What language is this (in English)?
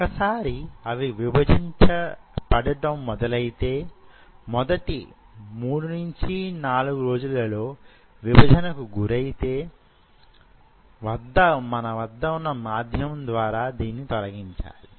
Telugu